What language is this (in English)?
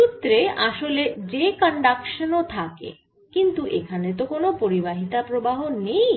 Bangla